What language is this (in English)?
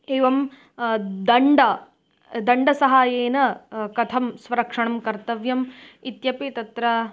Sanskrit